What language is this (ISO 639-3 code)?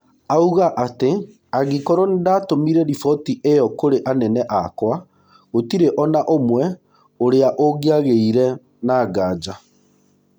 kik